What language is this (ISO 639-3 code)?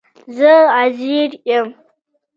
pus